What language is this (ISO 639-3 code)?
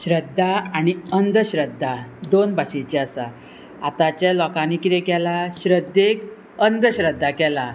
kok